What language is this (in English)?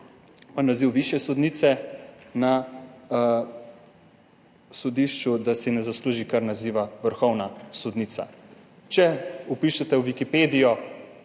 Slovenian